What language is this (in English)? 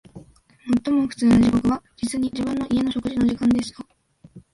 Japanese